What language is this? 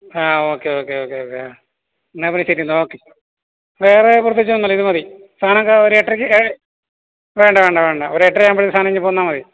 Malayalam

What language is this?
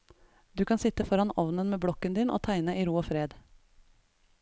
Norwegian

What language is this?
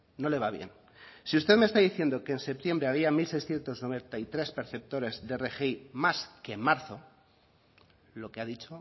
Spanish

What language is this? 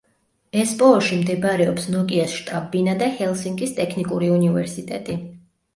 Georgian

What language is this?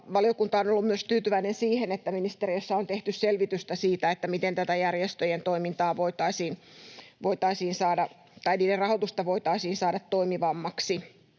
Finnish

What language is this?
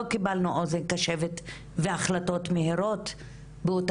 Hebrew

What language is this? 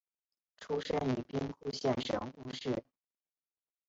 Chinese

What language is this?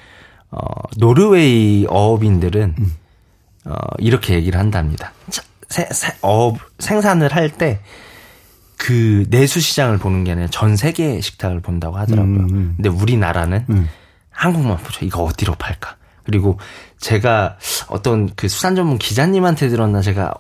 Korean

